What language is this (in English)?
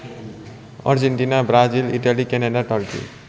Nepali